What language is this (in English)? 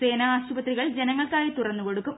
Malayalam